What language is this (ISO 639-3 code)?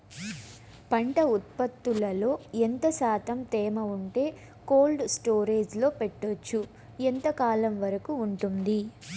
tel